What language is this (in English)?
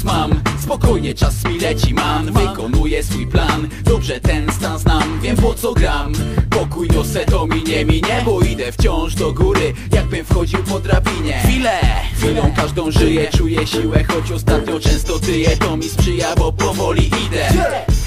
Polish